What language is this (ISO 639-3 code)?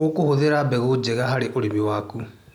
kik